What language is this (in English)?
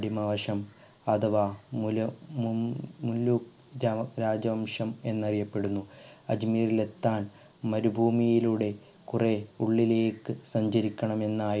Malayalam